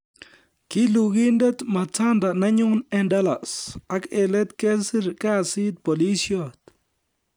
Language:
Kalenjin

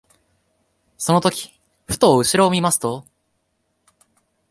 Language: Japanese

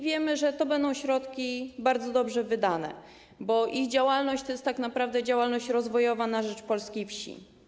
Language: Polish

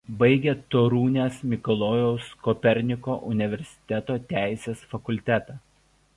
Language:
Lithuanian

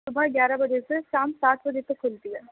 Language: Urdu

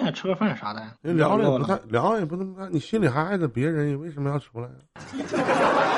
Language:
Chinese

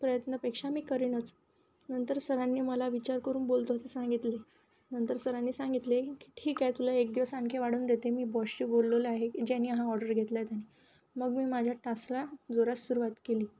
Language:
Marathi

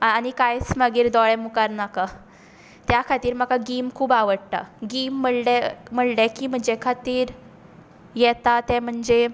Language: Konkani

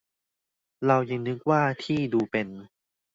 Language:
Thai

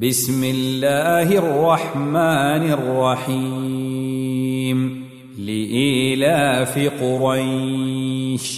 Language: Arabic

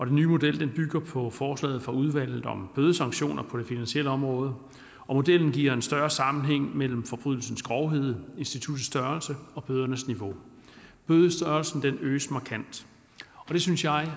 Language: Danish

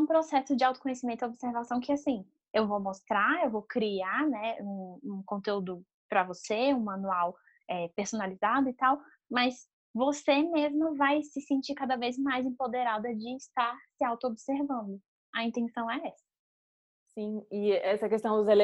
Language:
Portuguese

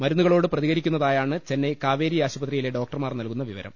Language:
Malayalam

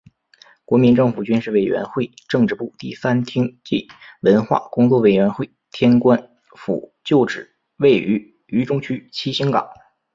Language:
Chinese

